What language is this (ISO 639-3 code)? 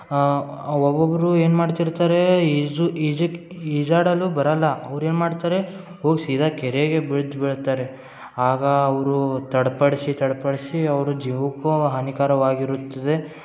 kan